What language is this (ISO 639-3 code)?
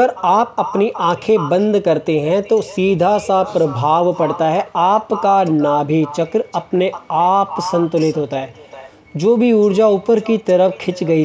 hin